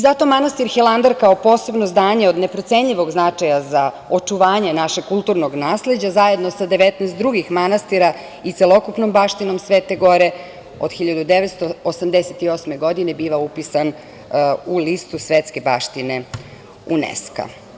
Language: Serbian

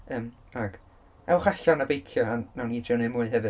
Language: Welsh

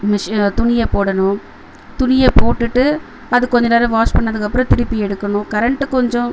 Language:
Tamil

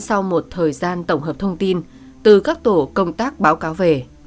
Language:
Vietnamese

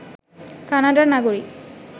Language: Bangla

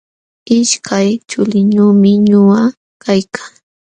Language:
Jauja Wanca Quechua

